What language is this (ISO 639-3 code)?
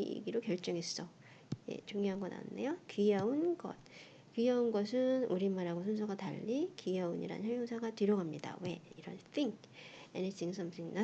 kor